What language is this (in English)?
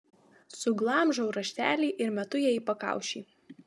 Lithuanian